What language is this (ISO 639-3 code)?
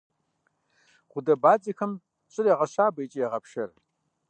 kbd